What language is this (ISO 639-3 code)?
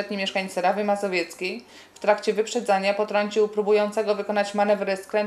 pol